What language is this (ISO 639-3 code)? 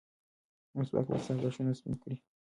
pus